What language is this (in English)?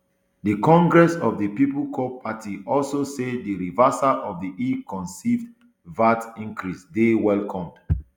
Nigerian Pidgin